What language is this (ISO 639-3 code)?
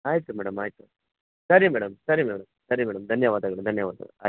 kan